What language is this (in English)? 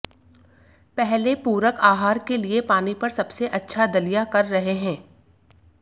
Hindi